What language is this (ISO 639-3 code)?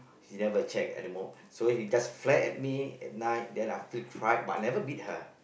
eng